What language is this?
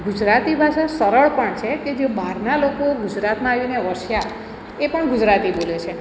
Gujarati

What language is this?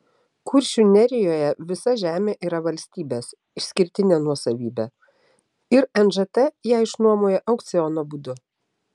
Lithuanian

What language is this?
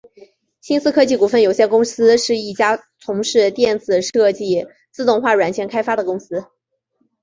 Chinese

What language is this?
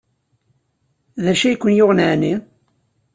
Kabyle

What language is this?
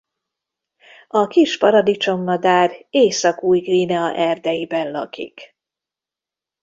Hungarian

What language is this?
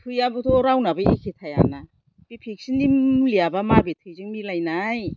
Bodo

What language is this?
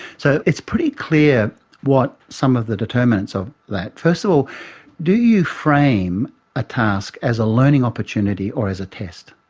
English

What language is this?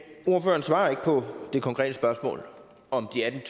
Danish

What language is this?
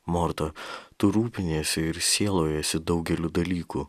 Lithuanian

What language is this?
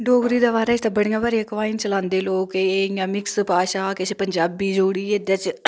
Dogri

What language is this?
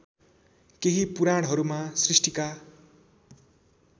Nepali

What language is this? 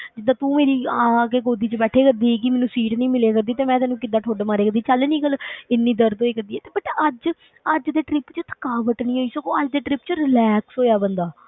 Punjabi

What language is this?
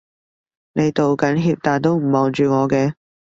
Cantonese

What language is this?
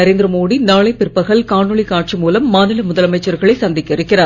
Tamil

